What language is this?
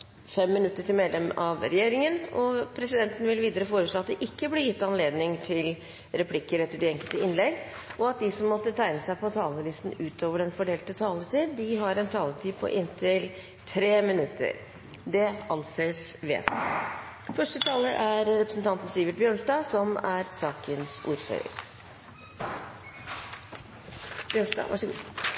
Norwegian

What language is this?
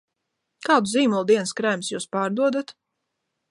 Latvian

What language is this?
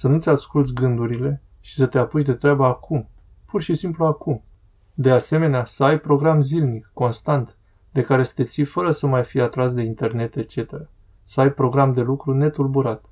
Romanian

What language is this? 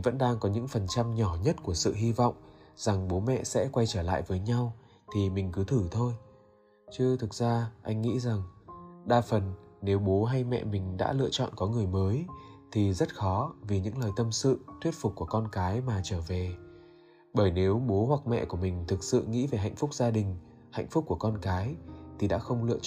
Vietnamese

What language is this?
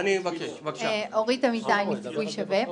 Hebrew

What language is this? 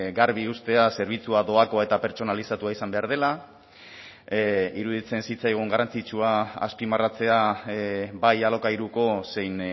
Basque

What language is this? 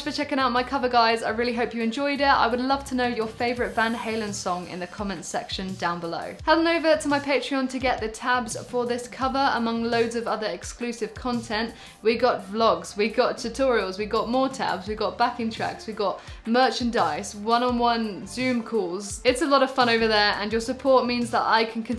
English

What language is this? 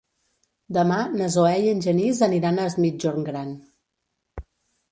Catalan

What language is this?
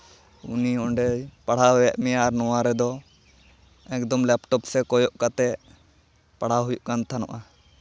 Santali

